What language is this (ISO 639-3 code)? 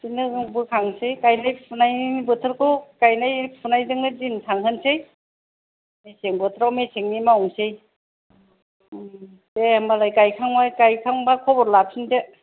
brx